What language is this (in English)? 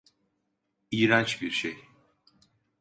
Turkish